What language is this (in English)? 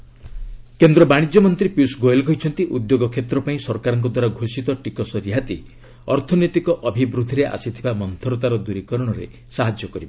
Odia